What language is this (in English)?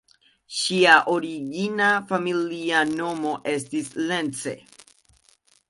Esperanto